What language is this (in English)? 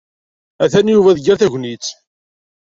Kabyle